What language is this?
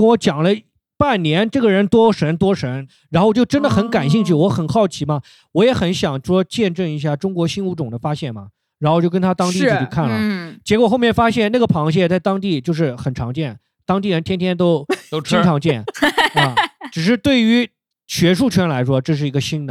Chinese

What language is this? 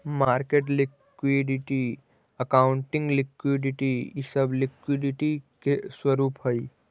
Magahi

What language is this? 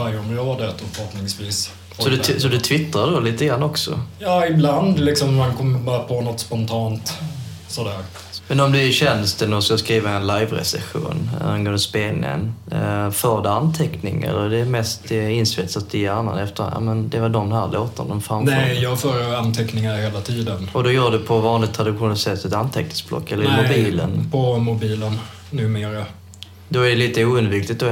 Swedish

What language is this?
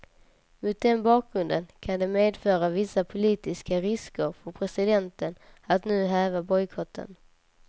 Swedish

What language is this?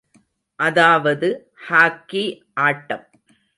Tamil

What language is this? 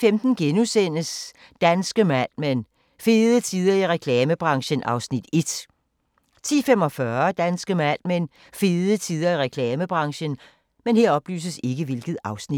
Danish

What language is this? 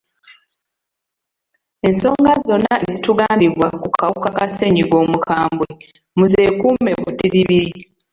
Ganda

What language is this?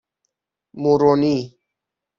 Persian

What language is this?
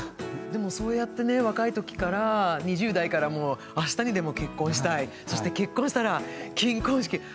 Japanese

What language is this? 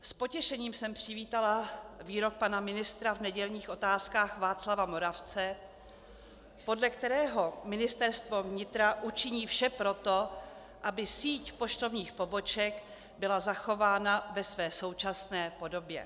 Czech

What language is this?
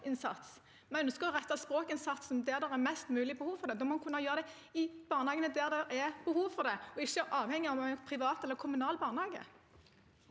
Norwegian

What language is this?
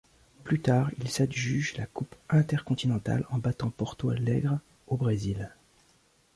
French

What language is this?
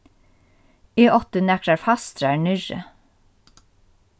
Faroese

